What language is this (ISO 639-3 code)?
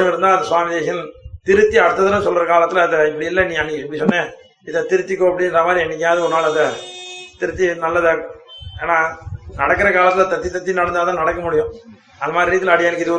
tam